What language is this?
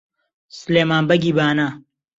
Central Kurdish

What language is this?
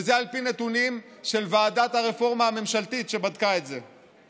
Hebrew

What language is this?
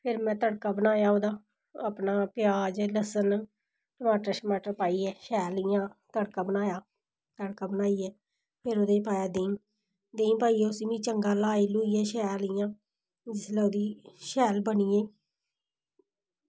Dogri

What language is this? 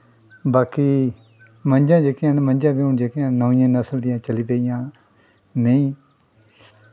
Dogri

